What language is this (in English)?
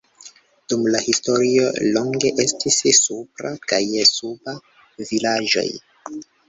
Esperanto